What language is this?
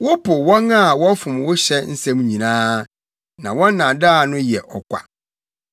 Akan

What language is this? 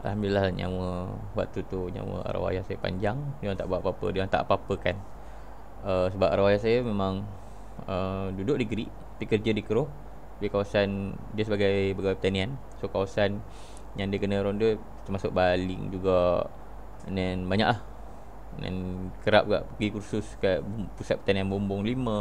Malay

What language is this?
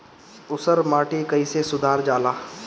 Bhojpuri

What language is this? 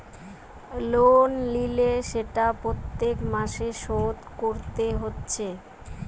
Bangla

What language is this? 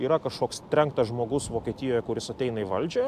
Lithuanian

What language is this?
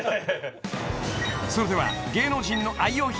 Japanese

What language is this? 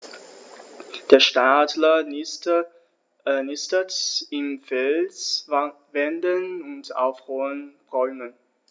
German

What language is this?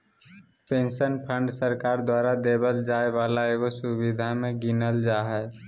Magahi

